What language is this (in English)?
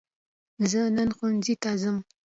Pashto